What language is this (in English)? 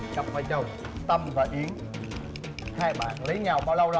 Vietnamese